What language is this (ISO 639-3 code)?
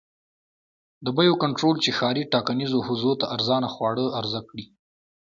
pus